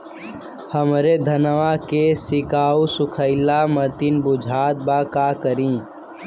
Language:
Bhojpuri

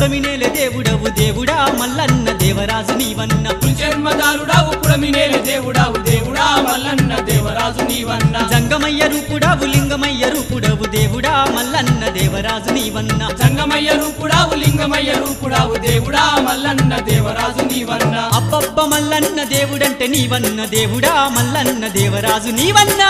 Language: Arabic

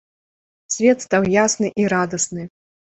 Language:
Belarusian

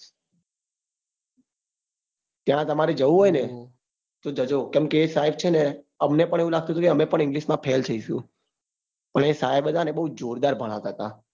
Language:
Gujarati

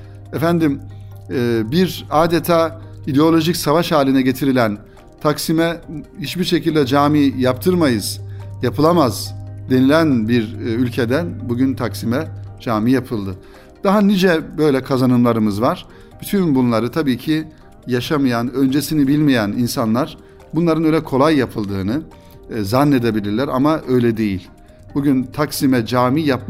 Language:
Turkish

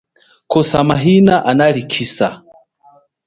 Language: Chokwe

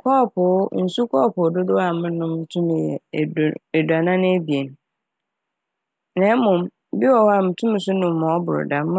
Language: Akan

